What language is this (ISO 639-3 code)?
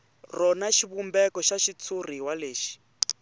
tso